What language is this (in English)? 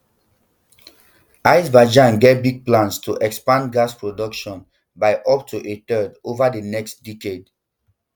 Nigerian Pidgin